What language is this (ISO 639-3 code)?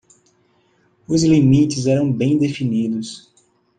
por